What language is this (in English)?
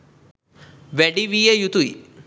Sinhala